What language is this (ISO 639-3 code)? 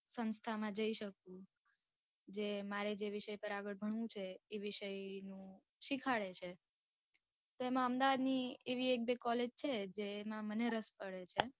guj